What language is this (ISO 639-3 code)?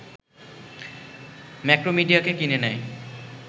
ben